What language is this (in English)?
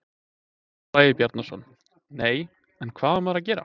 Icelandic